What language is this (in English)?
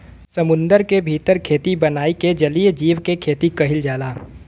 Bhojpuri